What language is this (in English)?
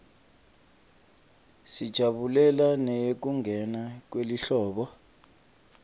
Swati